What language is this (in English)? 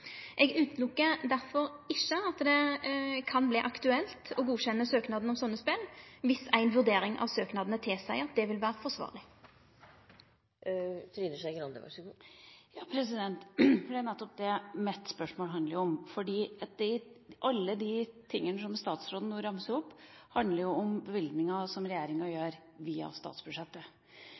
Norwegian